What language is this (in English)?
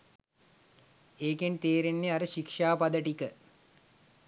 Sinhala